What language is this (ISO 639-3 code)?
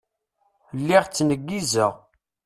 kab